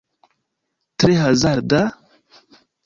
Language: Esperanto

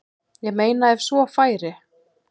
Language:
Icelandic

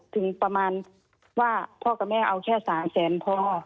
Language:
Thai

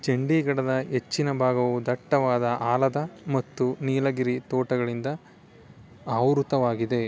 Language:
Kannada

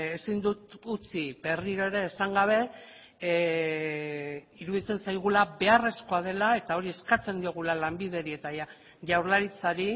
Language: Basque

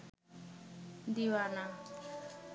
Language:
Bangla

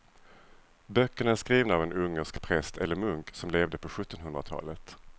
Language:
Swedish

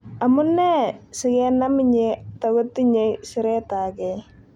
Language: Kalenjin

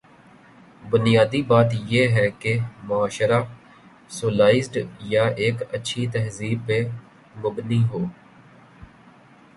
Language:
Urdu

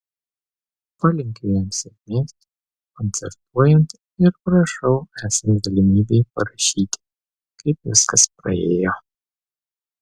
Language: Lithuanian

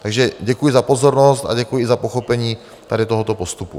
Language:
Czech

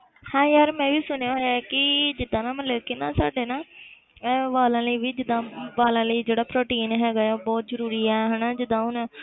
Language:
Punjabi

